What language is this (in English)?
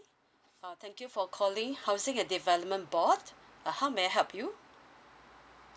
English